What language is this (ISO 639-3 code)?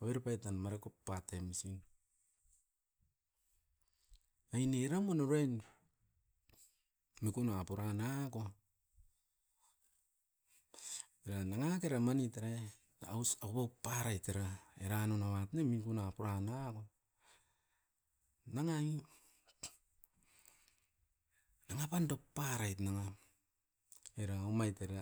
eiv